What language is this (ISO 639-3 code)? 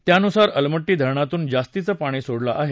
mar